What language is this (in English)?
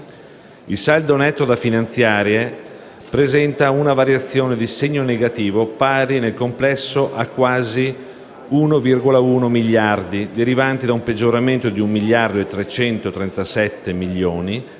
Italian